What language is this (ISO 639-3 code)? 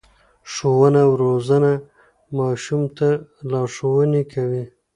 pus